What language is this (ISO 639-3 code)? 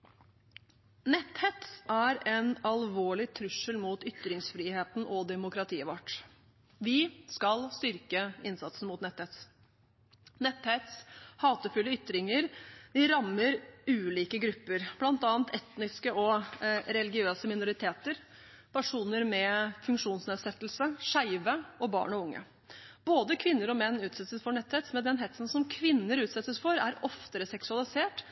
nob